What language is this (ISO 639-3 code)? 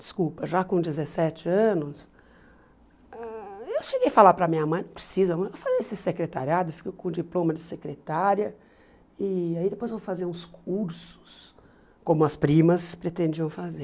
por